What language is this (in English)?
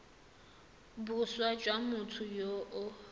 Tswana